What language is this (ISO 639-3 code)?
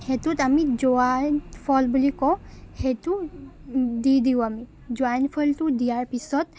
asm